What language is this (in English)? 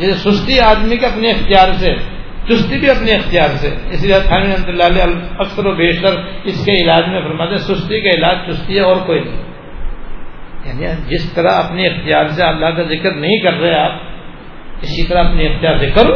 Urdu